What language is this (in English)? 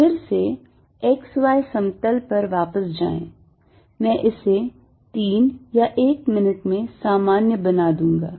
Hindi